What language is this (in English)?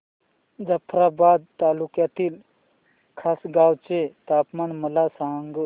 Marathi